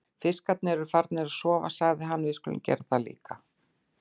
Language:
Icelandic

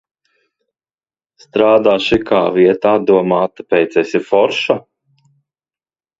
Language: Latvian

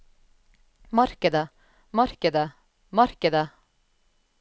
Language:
Norwegian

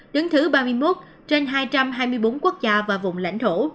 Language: Vietnamese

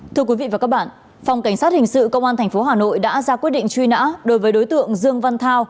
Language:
Vietnamese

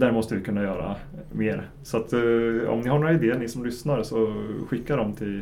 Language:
Swedish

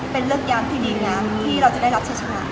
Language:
Thai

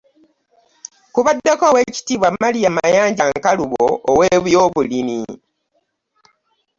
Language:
Ganda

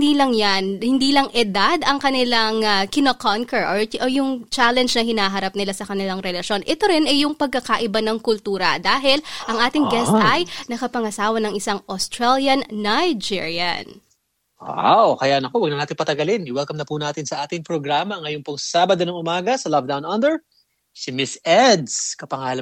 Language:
Filipino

